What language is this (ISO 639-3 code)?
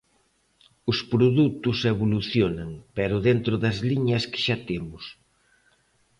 glg